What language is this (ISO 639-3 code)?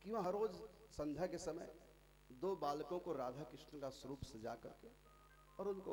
hin